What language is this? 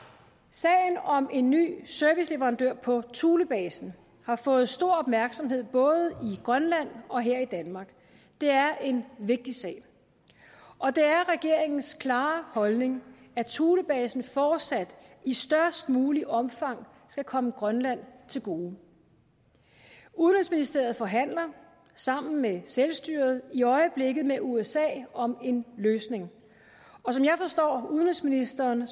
Danish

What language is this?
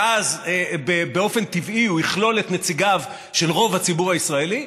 Hebrew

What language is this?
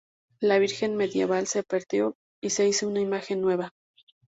Spanish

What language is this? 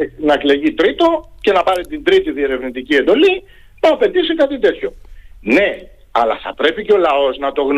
Greek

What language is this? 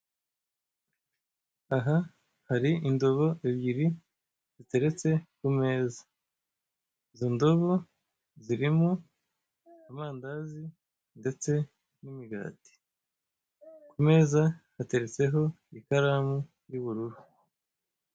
Kinyarwanda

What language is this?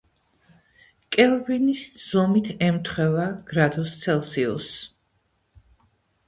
Georgian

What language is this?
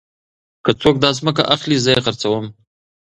Pashto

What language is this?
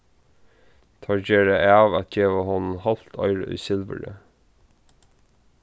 Faroese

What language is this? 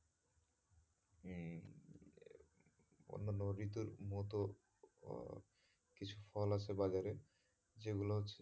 Bangla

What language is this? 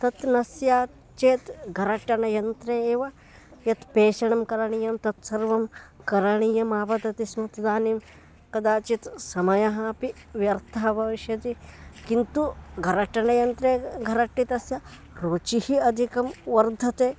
Sanskrit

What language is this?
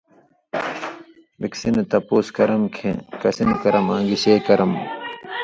Indus Kohistani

